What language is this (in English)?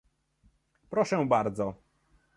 Polish